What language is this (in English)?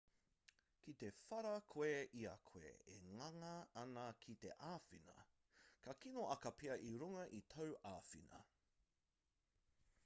Māori